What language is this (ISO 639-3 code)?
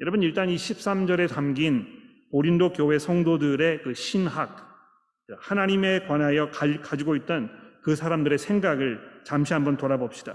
kor